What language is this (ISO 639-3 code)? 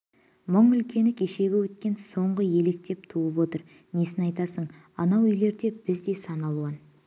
kaz